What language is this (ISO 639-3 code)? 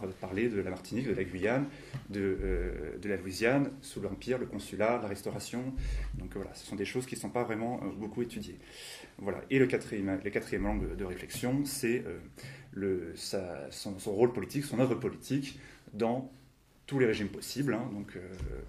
fra